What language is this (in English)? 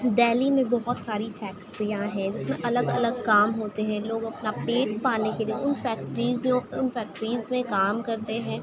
Urdu